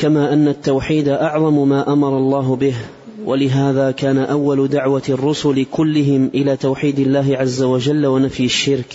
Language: Arabic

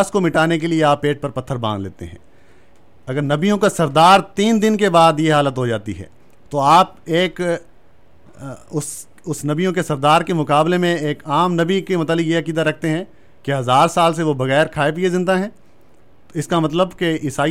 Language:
Urdu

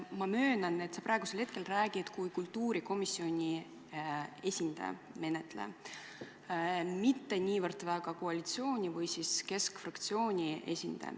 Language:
Estonian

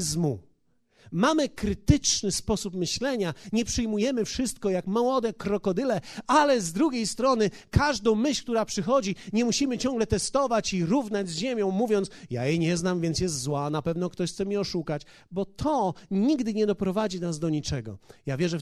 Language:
Polish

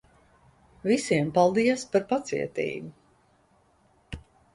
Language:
Latvian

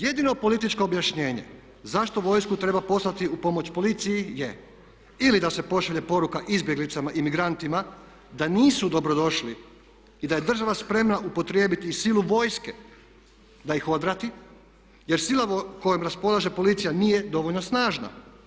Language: Croatian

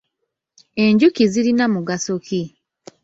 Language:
Ganda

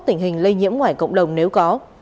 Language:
Vietnamese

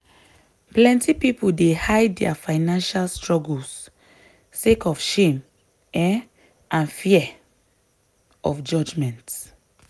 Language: Nigerian Pidgin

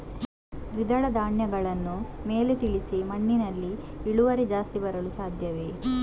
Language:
Kannada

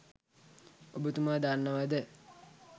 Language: Sinhala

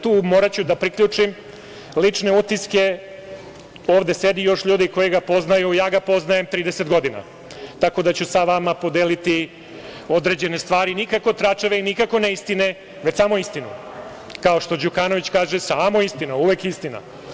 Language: Serbian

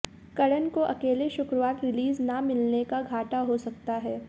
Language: Hindi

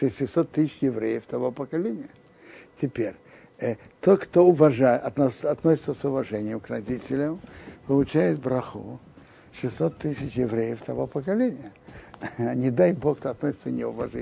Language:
Russian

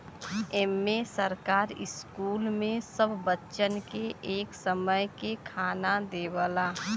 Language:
Bhojpuri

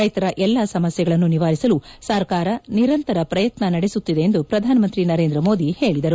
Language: Kannada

